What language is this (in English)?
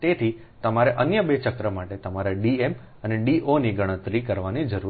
Gujarati